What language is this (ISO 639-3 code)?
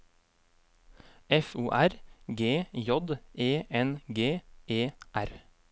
nor